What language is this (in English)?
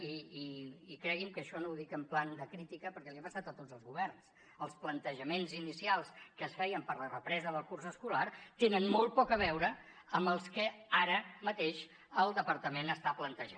Catalan